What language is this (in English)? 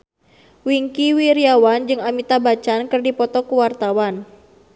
Sundanese